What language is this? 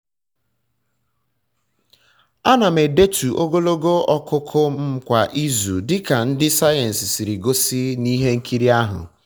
Igbo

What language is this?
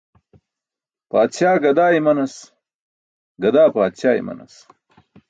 Burushaski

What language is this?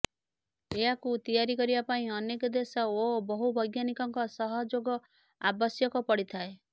Odia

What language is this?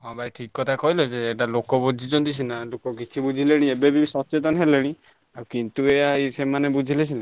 Odia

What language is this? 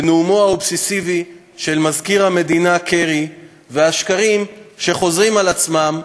Hebrew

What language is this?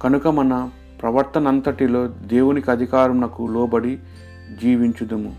Telugu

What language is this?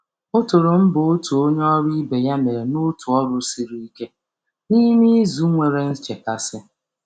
Igbo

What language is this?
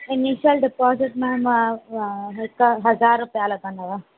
Sindhi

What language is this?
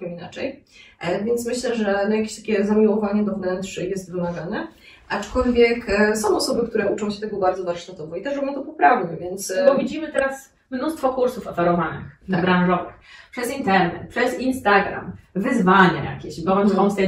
Polish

